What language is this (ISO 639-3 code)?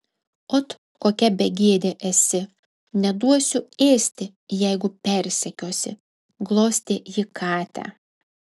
lit